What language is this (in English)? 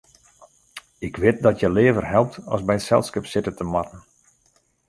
Western Frisian